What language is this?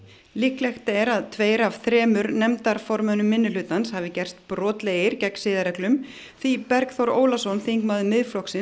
Icelandic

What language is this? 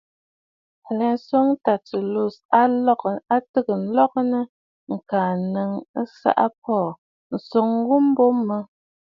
Bafut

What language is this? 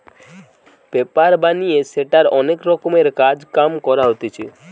Bangla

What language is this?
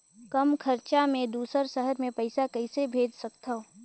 Chhattisgarhi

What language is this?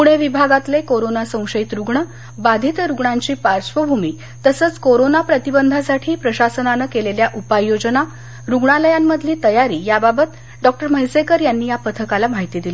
Marathi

